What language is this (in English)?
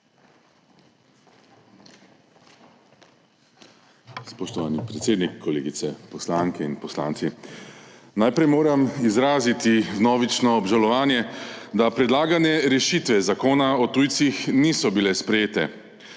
Slovenian